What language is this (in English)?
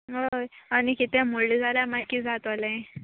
Konkani